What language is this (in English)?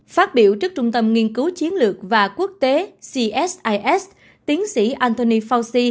Vietnamese